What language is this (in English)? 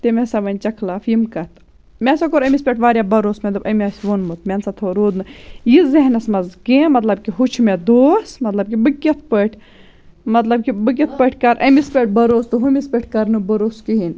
Kashmiri